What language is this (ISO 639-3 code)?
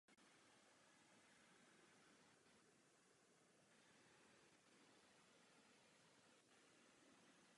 ces